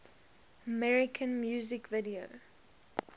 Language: English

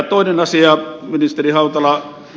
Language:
Finnish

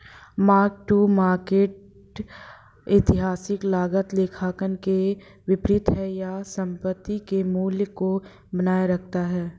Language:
Hindi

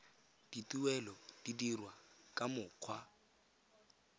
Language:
Tswana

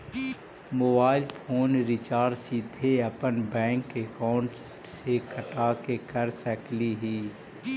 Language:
Magahi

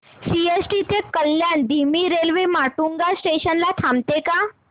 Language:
Marathi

